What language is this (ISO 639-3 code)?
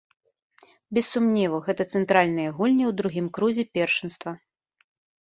bel